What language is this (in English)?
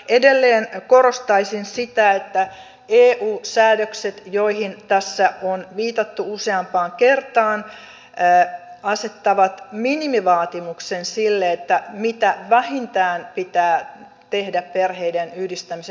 Finnish